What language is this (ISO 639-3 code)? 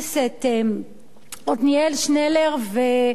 heb